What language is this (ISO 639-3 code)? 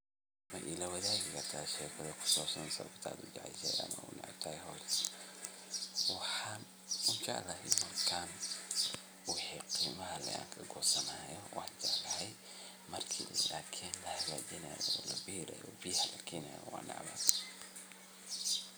som